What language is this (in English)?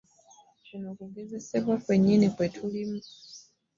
Ganda